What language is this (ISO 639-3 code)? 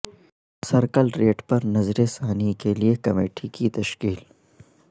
urd